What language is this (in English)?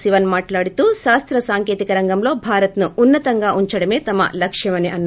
Telugu